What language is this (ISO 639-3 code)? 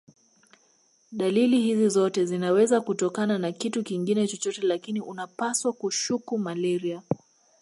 swa